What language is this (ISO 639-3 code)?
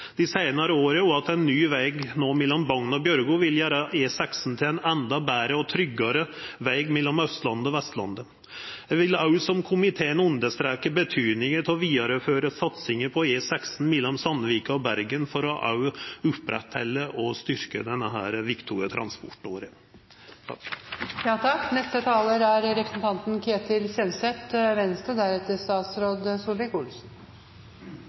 nor